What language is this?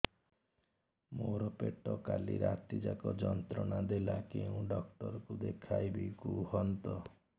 Odia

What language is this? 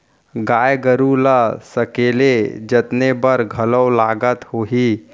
Chhattisgarhi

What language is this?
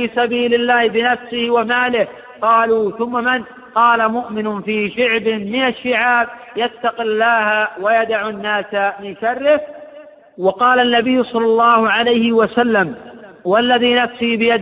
Arabic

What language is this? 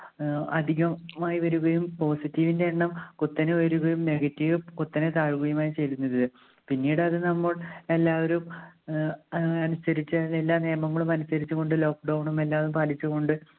Malayalam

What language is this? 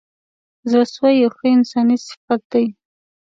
Pashto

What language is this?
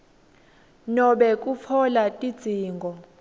Swati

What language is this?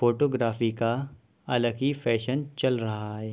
Urdu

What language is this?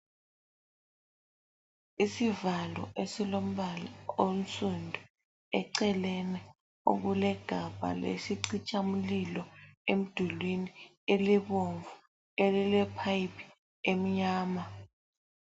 North Ndebele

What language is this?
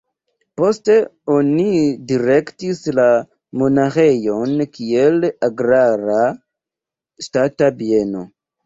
Esperanto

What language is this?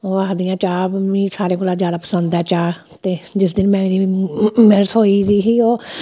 Dogri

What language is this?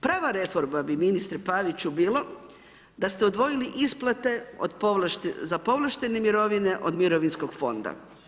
Croatian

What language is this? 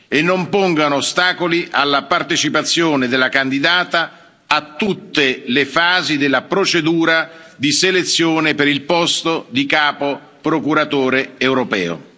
Italian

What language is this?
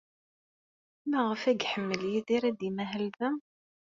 Kabyle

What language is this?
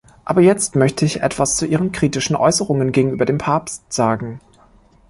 German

